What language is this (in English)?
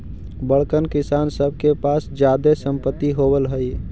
Magahi